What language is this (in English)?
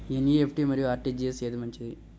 Telugu